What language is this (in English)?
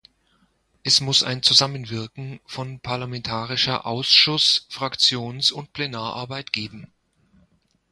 German